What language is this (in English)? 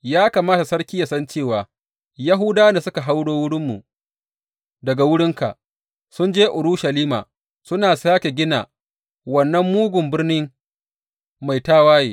Hausa